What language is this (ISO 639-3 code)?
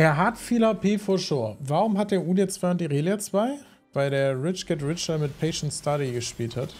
deu